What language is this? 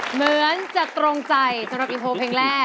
Thai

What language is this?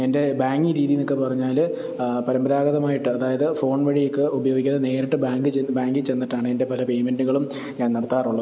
Malayalam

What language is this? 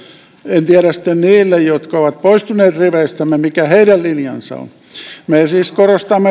Finnish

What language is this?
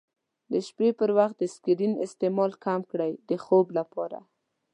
Pashto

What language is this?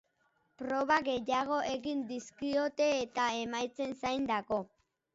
Basque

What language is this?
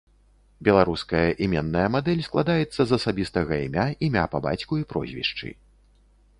Belarusian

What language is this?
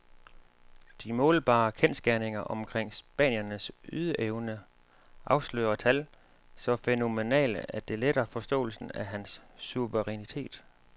Danish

